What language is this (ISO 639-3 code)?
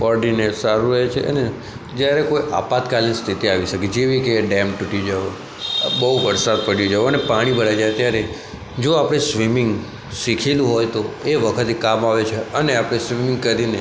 guj